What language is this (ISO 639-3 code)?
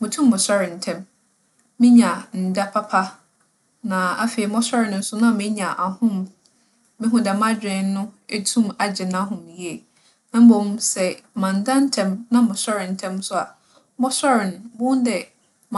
aka